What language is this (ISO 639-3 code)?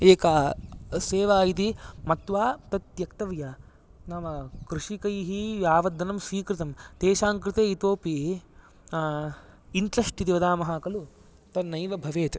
san